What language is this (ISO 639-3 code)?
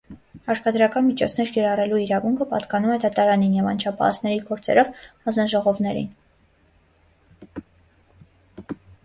hye